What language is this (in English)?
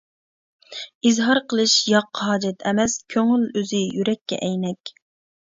Uyghur